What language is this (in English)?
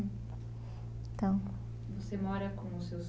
Portuguese